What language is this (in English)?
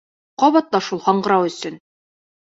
Bashkir